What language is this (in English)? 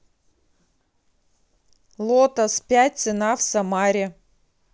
Russian